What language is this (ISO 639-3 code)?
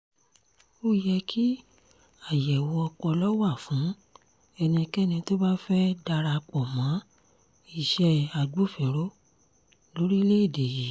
yor